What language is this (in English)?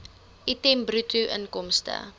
Afrikaans